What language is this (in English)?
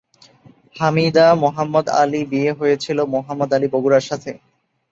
Bangla